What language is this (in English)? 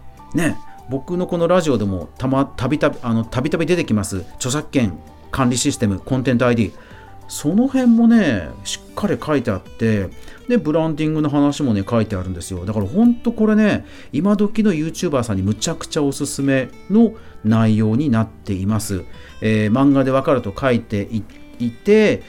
Japanese